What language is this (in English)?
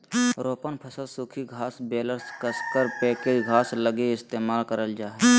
Magahi